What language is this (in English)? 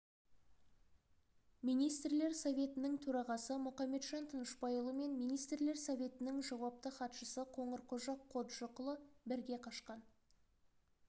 Kazakh